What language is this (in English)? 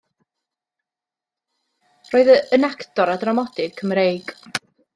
Welsh